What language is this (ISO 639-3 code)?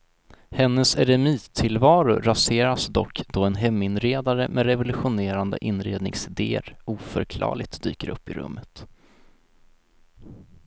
swe